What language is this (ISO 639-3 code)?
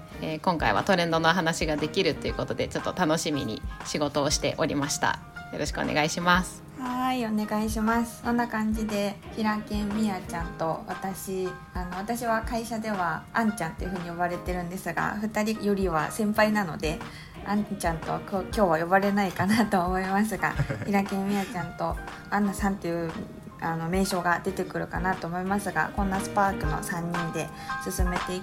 jpn